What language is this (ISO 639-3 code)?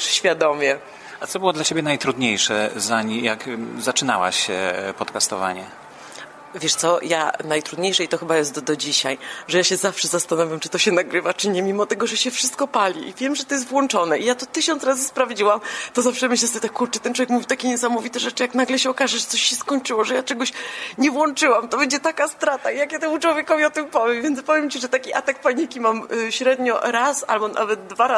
pol